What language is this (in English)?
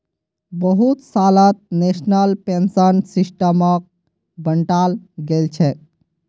Magahi